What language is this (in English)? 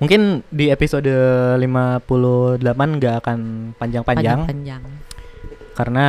Indonesian